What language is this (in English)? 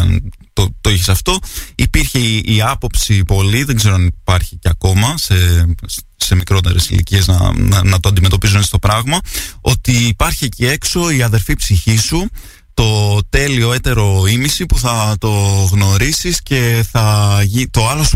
Greek